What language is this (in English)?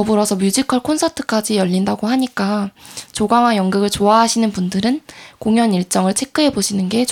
Korean